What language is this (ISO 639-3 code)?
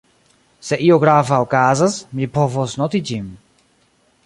epo